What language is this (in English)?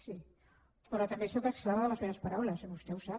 Catalan